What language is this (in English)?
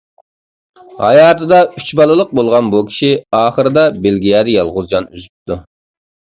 Uyghur